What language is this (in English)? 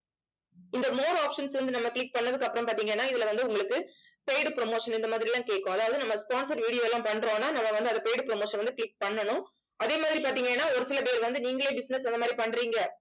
Tamil